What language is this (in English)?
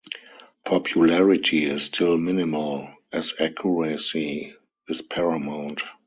English